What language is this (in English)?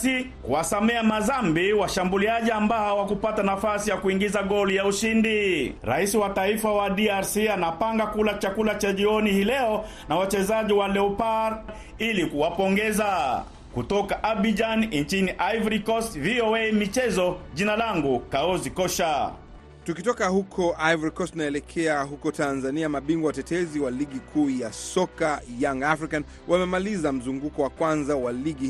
Swahili